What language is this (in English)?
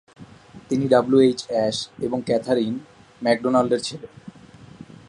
Bangla